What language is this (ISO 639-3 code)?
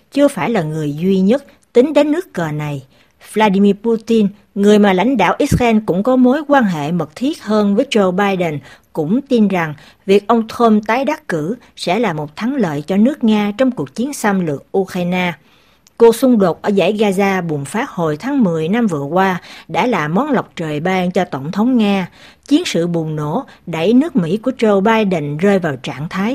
vie